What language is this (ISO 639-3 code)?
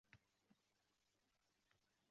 uzb